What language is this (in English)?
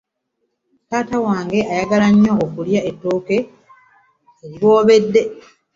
Ganda